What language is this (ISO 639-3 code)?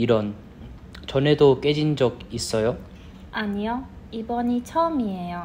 kor